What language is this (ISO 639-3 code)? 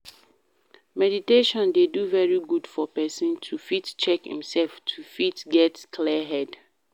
pcm